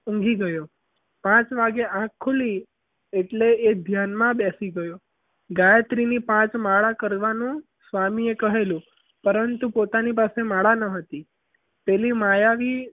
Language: Gujarati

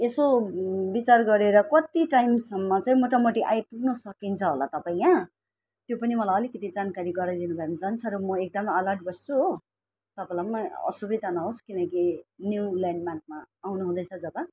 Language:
Nepali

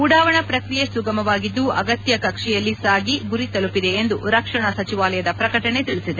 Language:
Kannada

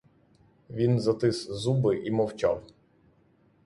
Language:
Ukrainian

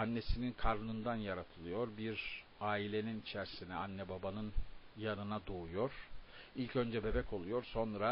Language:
Turkish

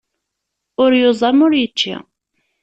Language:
Kabyle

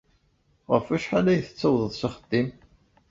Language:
Kabyle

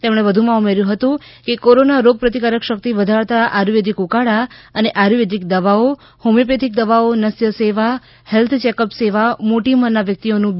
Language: Gujarati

